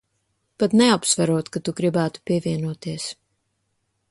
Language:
Latvian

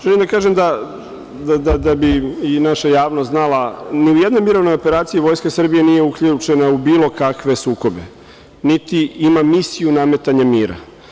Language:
Serbian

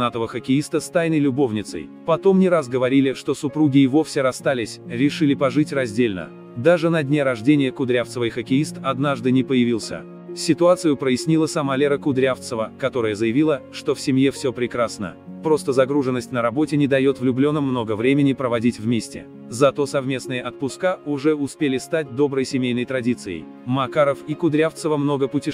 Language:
Russian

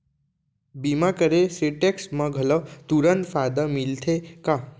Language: Chhattisgarhi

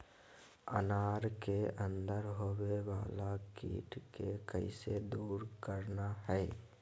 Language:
Magahi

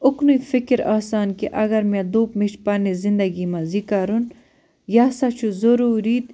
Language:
Kashmiri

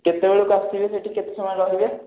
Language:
Odia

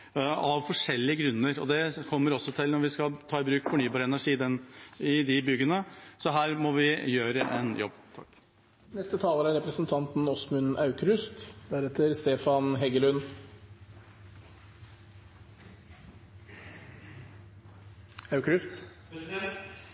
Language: Norwegian Bokmål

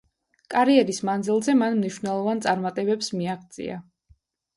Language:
Georgian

